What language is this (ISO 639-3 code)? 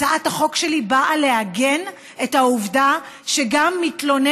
heb